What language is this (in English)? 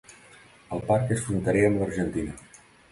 Catalan